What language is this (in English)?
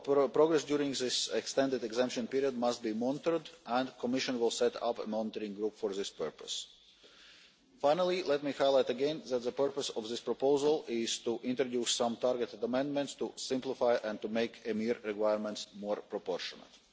English